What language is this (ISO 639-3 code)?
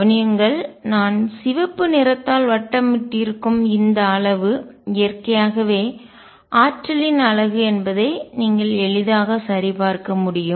tam